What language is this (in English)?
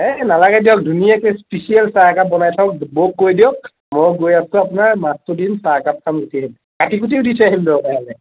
Assamese